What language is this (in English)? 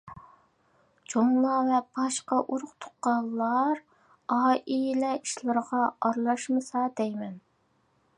Uyghur